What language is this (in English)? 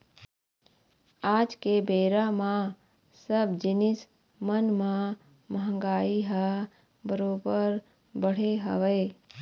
Chhattisgarhi